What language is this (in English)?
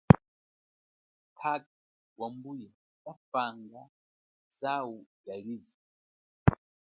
Chokwe